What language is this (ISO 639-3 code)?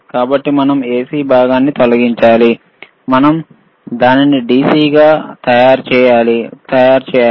tel